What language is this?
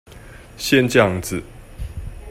Chinese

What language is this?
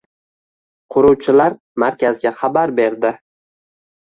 Uzbek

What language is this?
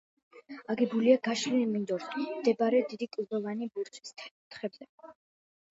Georgian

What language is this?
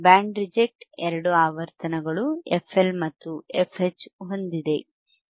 Kannada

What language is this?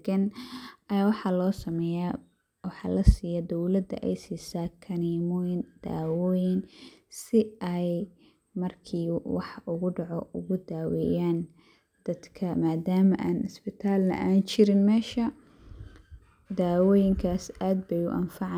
Somali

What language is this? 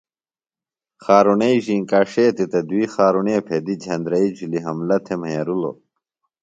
Phalura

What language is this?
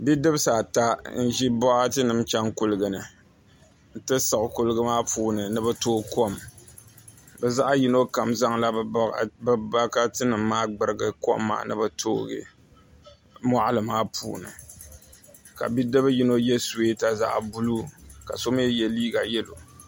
Dagbani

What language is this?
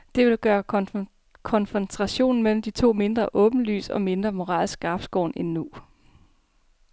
Danish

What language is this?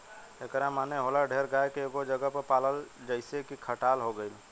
Bhojpuri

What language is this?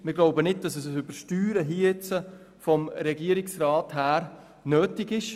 Swiss German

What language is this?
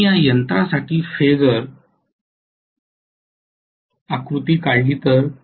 Marathi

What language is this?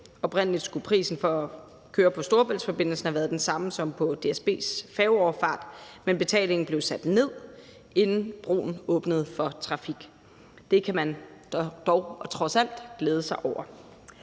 Danish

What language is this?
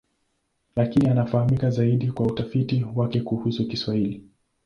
Swahili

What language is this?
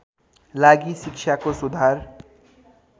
Nepali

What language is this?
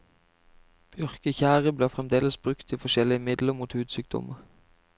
Norwegian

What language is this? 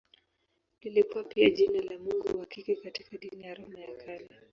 Swahili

